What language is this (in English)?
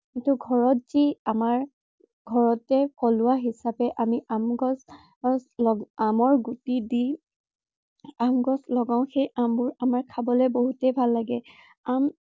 Assamese